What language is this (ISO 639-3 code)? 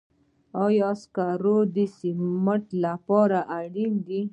pus